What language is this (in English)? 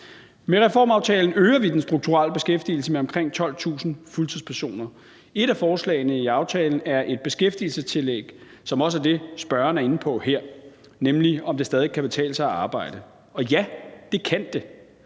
Danish